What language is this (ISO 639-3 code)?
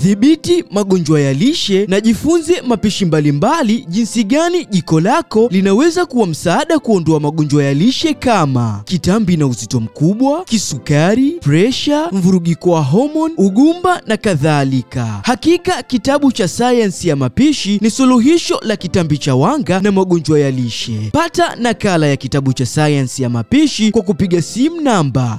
swa